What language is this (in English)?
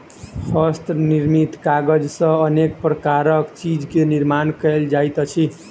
Maithili